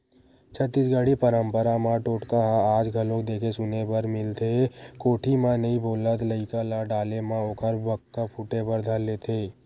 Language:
Chhattisgarhi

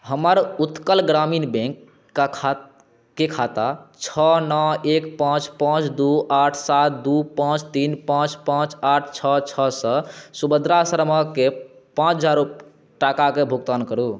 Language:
Maithili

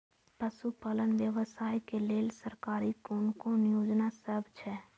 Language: Maithili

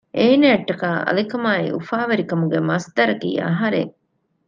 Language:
Divehi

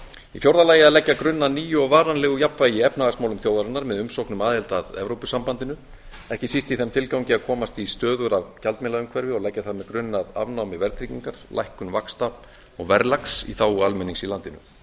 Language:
Icelandic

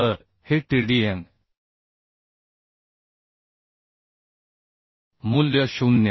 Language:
Marathi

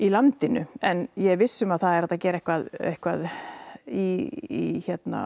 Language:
Icelandic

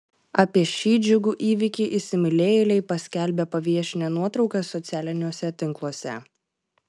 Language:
Lithuanian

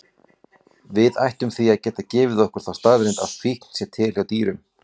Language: Icelandic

